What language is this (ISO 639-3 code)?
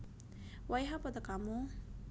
jav